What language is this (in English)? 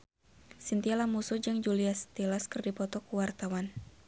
Sundanese